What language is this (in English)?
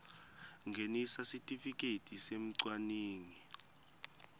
Swati